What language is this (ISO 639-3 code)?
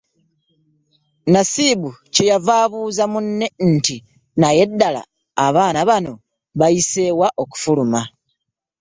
lug